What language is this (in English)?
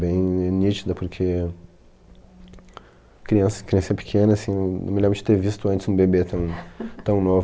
Portuguese